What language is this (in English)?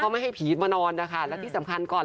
Thai